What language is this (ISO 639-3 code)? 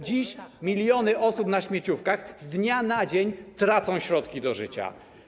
pol